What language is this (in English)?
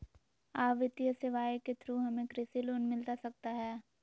Magahi